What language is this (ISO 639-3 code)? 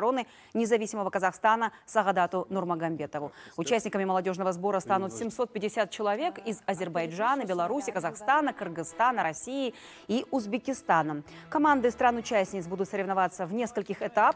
rus